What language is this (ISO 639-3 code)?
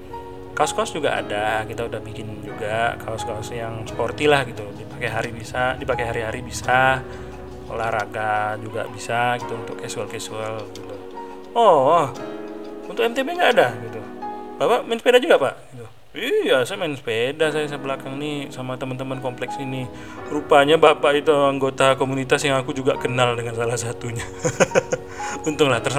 ind